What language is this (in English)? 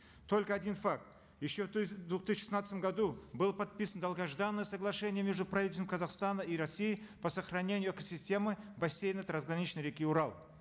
Kazakh